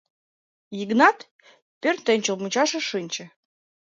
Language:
Mari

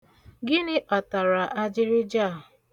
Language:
Igbo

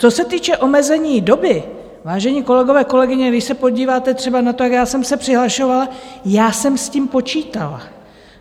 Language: Czech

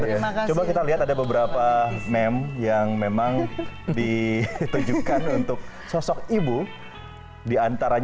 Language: Indonesian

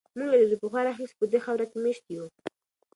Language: Pashto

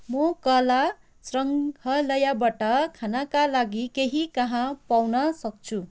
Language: Nepali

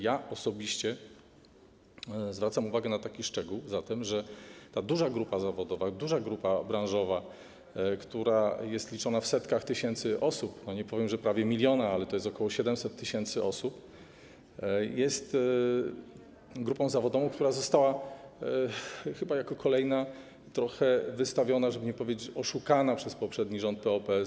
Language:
Polish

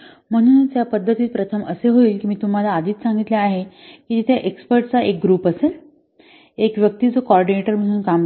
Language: Marathi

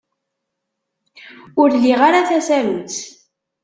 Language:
Kabyle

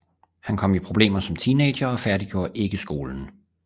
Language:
Danish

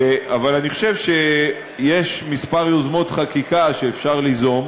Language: Hebrew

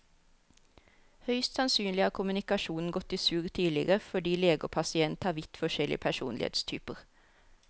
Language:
Norwegian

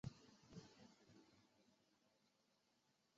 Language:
Chinese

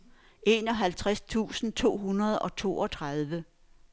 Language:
Danish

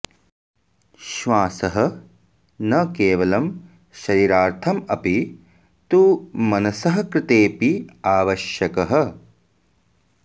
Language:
Sanskrit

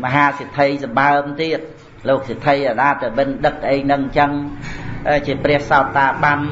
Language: Vietnamese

